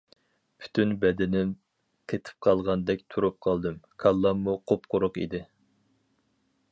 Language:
Uyghur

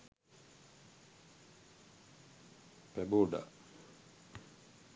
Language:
Sinhala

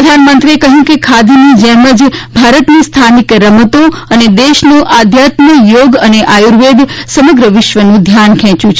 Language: Gujarati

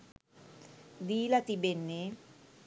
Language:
Sinhala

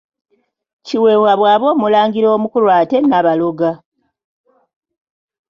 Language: Ganda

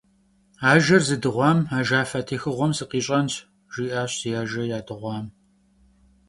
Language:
Kabardian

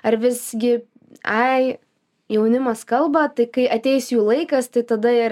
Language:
Lithuanian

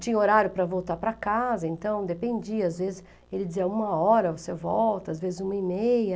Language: Portuguese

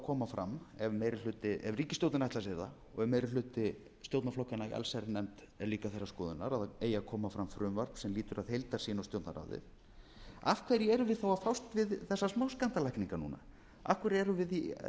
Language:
Icelandic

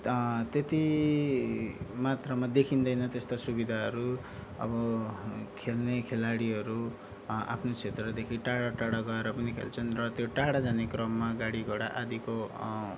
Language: Nepali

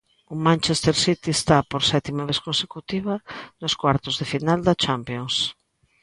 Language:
Galician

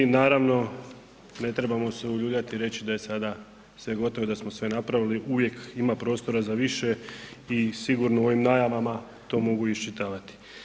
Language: Croatian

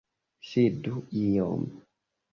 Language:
Esperanto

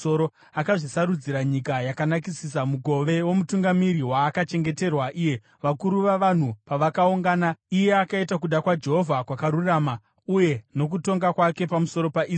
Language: Shona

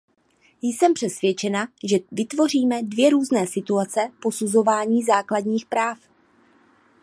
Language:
Czech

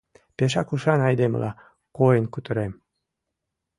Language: Mari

